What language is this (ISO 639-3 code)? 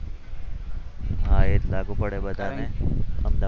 guj